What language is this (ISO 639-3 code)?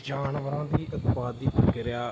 pan